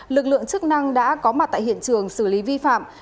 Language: Vietnamese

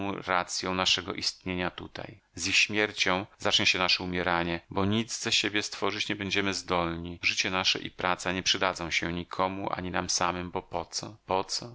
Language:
Polish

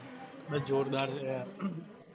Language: Gujarati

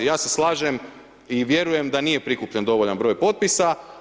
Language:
Croatian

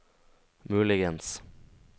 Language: Norwegian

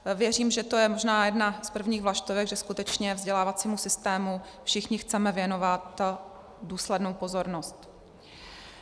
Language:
Czech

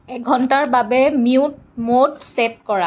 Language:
Assamese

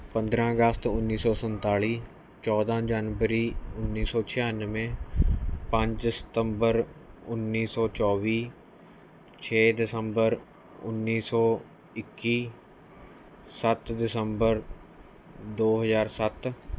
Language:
Punjabi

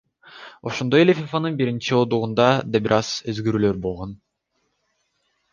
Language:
Kyrgyz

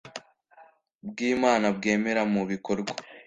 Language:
Kinyarwanda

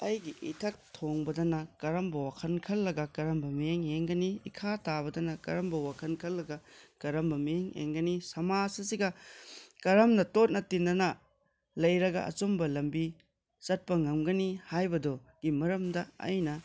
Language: Manipuri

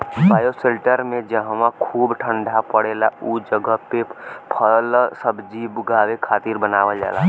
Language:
Bhojpuri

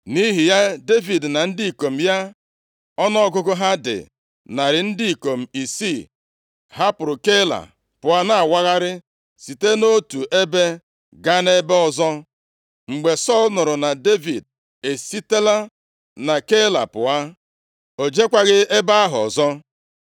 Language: Igbo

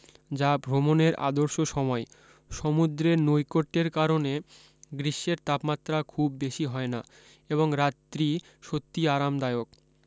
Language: Bangla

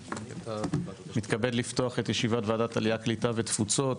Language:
Hebrew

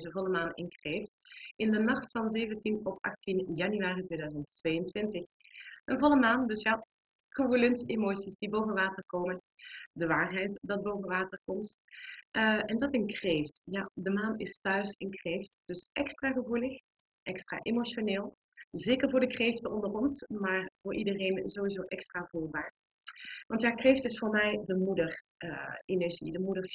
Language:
Dutch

